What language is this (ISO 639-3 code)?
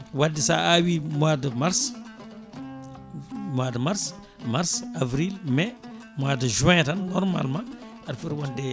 ful